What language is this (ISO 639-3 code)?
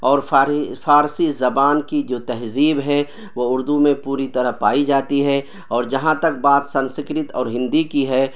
urd